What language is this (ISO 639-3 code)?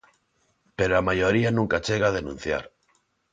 glg